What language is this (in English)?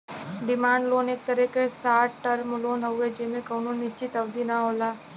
Bhojpuri